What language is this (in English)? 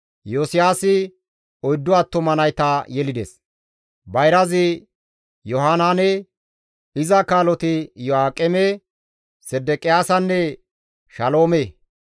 Gamo